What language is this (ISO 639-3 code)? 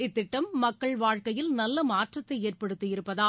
tam